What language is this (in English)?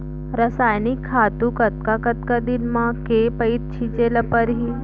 Chhattisgarhi